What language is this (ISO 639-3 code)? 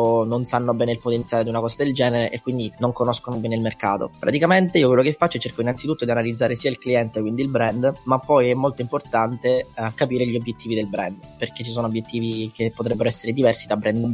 ita